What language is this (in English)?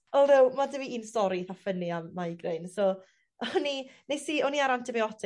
Welsh